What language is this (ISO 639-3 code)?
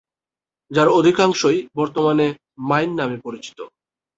ben